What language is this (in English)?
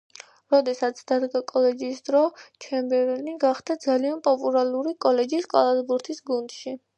Georgian